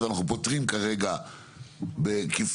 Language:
Hebrew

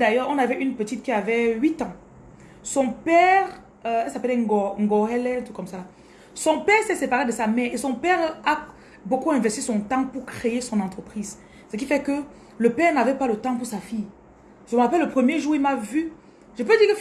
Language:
French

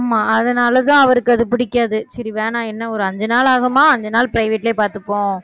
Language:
Tamil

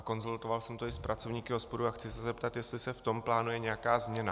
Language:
Czech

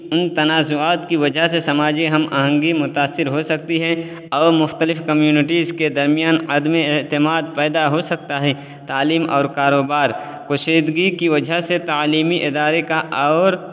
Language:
Urdu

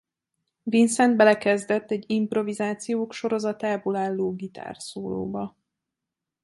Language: Hungarian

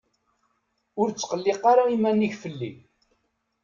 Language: Kabyle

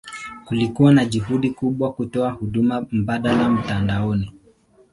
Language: Swahili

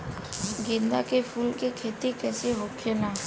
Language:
Bhojpuri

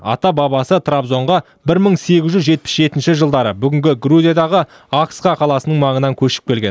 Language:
Kazakh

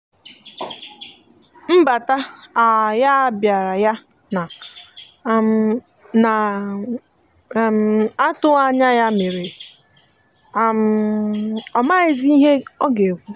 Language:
Igbo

